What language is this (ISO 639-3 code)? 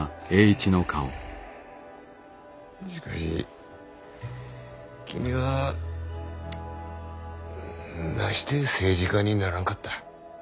jpn